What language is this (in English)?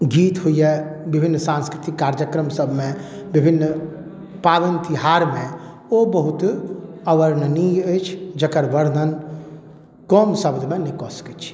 Maithili